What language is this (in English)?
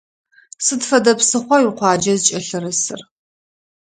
Adyghe